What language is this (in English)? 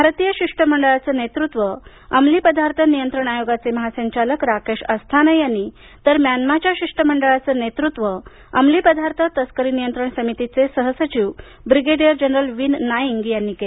Marathi